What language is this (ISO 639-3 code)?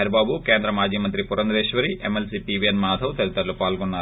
tel